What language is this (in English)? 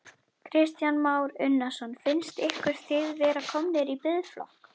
Icelandic